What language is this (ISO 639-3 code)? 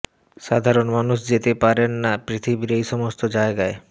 ben